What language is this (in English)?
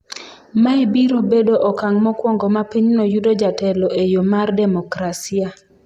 Luo (Kenya and Tanzania)